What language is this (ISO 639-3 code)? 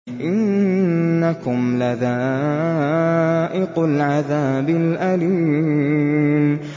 ara